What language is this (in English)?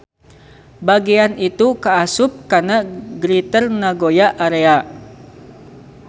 Sundanese